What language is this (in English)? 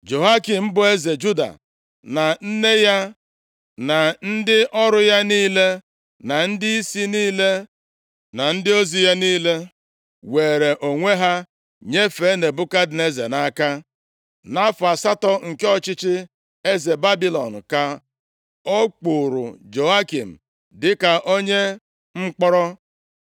Igbo